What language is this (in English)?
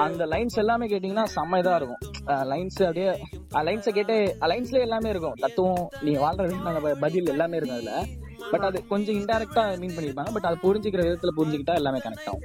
Tamil